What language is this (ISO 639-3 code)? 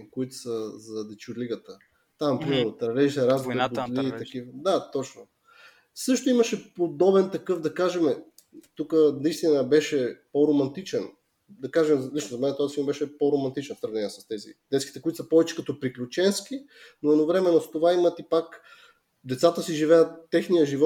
bul